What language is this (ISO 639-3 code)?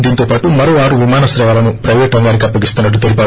tel